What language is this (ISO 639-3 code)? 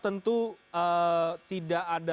ind